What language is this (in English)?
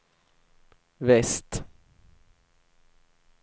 Swedish